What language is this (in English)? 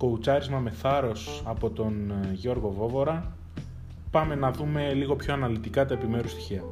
Greek